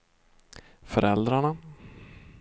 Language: Swedish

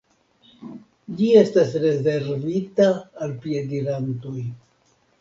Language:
Esperanto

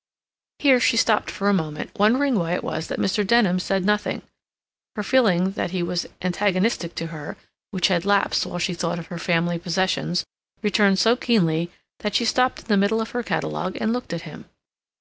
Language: English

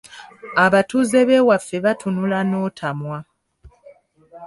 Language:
Ganda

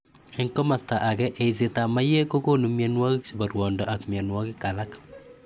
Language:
Kalenjin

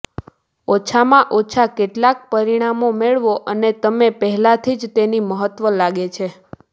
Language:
Gujarati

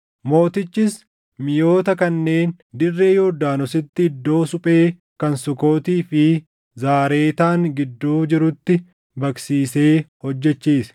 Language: Oromo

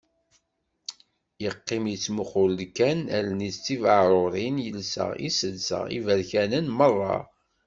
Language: Kabyle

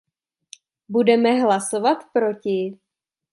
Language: Czech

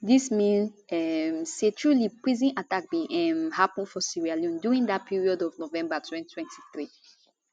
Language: Nigerian Pidgin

